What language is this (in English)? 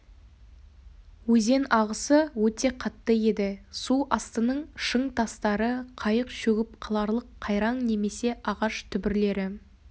Kazakh